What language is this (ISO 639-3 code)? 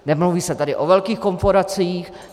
ces